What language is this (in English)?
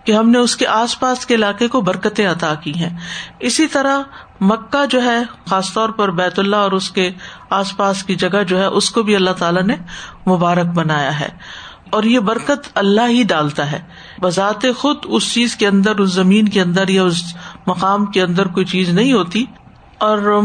Urdu